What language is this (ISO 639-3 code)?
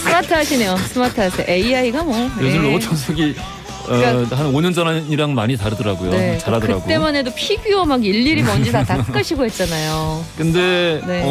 kor